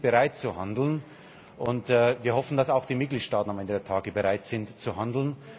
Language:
German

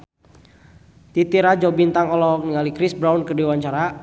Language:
Sundanese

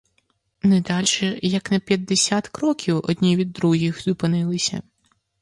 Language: Ukrainian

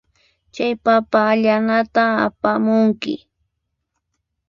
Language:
Puno Quechua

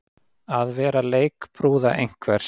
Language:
Icelandic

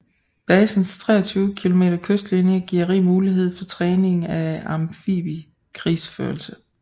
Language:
Danish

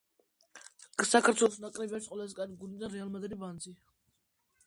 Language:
Georgian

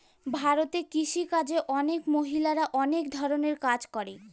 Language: Bangla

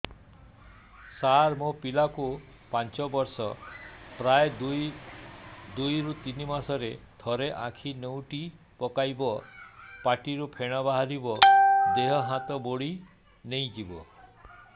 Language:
Odia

